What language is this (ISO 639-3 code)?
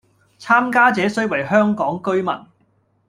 yue